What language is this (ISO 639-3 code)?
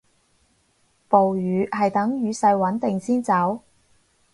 yue